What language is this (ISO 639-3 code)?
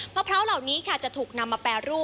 tha